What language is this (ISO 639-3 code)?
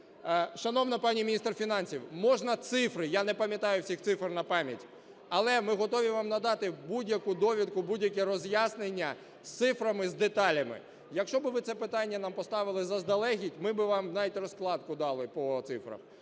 ukr